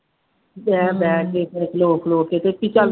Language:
Punjabi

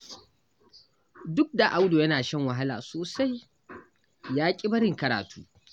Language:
Hausa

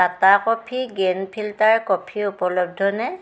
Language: Assamese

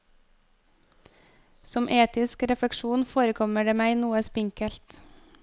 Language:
Norwegian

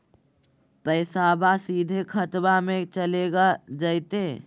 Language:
Magahi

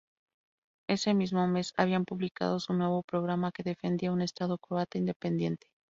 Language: Spanish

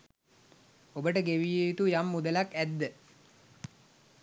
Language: Sinhala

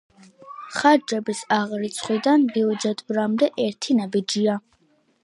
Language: Georgian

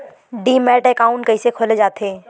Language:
Chhattisgarhi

